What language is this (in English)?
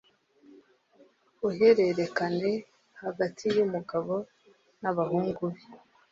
Kinyarwanda